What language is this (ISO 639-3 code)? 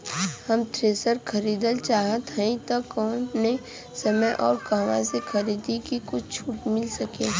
bho